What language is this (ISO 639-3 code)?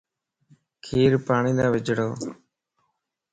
lss